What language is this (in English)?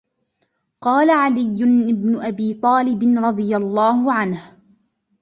Arabic